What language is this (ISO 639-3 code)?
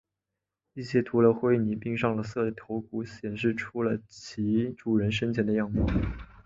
zho